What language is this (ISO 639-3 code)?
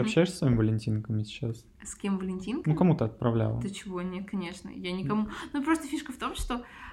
rus